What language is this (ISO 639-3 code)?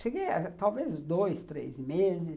por